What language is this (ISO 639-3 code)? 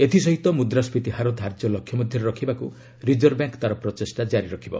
ori